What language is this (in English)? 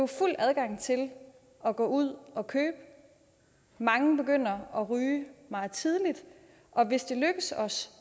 Danish